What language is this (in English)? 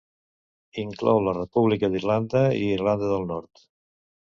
Catalan